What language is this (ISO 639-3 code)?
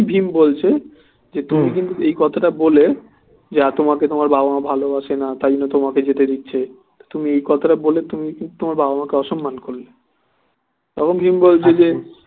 ben